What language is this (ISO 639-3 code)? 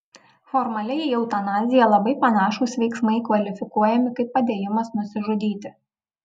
lit